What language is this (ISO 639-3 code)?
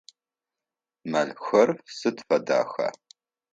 ady